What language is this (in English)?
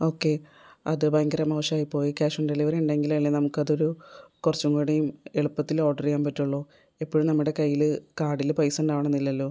Malayalam